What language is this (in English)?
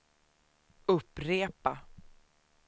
Swedish